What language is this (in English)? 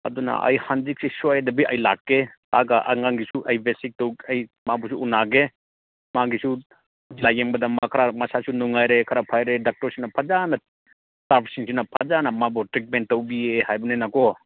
Manipuri